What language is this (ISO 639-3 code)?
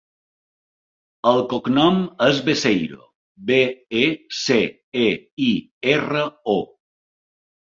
cat